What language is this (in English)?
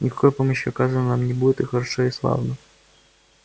Russian